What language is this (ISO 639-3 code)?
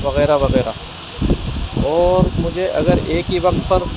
urd